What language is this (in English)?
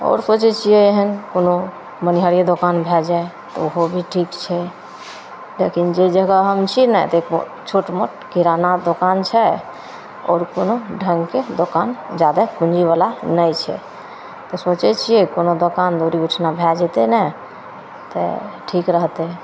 Maithili